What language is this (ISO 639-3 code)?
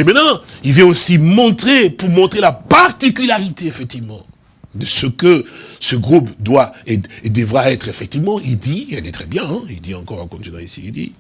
fra